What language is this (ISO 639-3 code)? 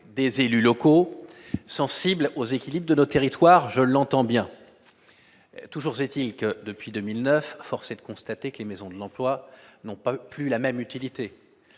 fra